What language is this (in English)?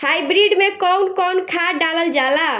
Bhojpuri